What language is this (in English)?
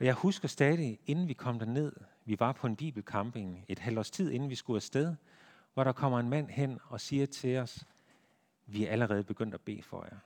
Danish